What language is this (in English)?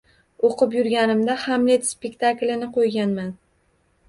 Uzbek